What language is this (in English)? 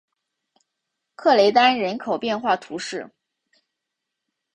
Chinese